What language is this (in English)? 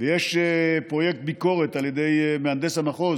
Hebrew